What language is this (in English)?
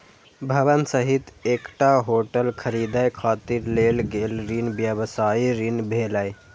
Maithili